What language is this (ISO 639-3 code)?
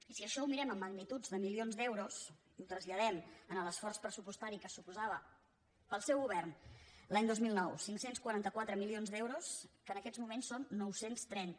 cat